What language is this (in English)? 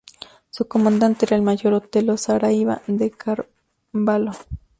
Spanish